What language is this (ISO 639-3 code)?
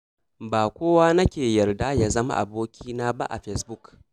hau